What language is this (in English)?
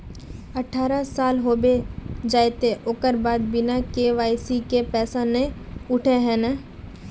Magahi